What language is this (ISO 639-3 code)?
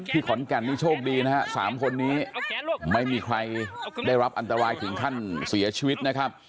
tha